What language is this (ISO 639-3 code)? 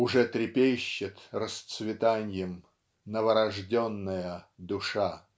rus